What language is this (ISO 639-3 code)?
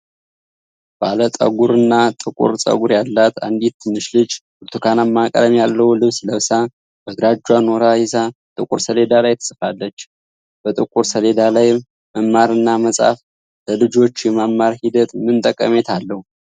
amh